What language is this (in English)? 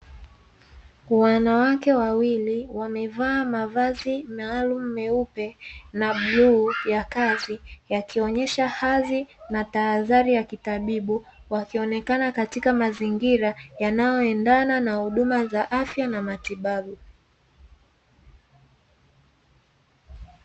Swahili